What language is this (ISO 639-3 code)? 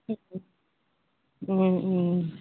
asm